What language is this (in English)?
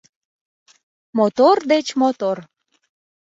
Mari